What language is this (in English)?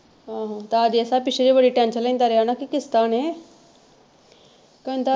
Punjabi